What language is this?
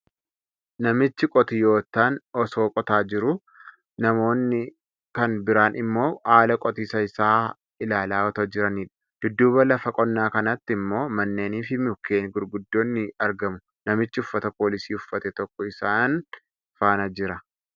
Oromo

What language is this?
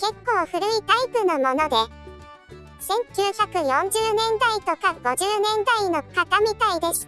Japanese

